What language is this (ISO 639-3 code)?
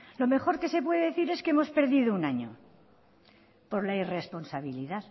spa